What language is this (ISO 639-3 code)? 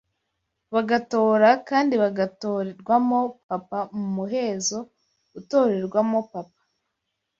kin